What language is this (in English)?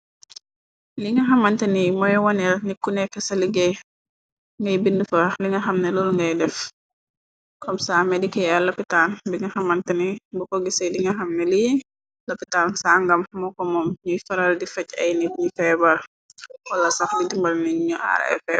Wolof